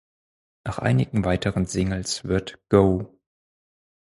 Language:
German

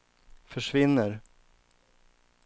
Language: Swedish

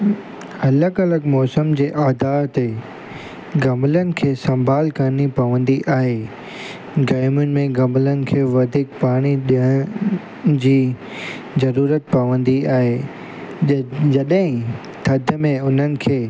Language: Sindhi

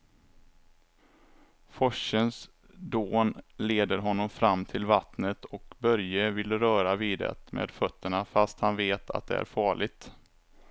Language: Swedish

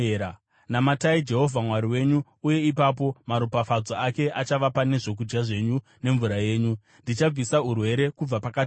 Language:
Shona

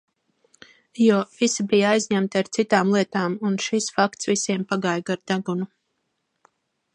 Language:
Latvian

